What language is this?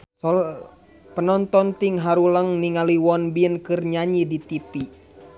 Sundanese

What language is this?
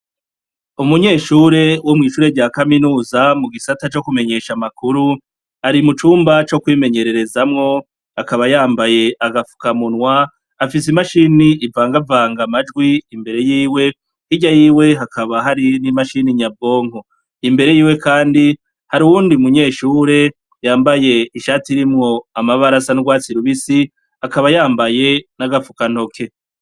Rundi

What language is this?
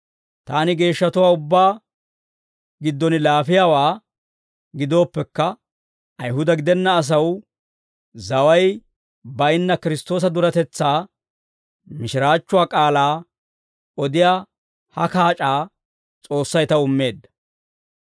Dawro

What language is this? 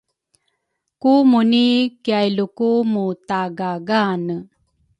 Rukai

